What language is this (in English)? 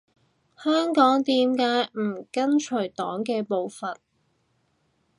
Cantonese